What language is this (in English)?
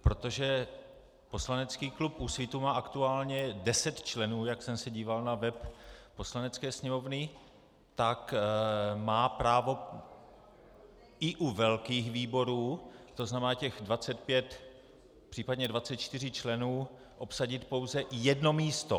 Czech